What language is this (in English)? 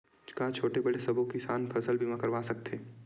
Chhattisgarhi